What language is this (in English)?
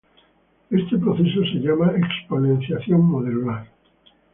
Spanish